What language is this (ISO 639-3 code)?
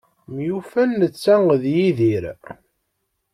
kab